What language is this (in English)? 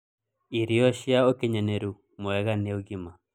Kikuyu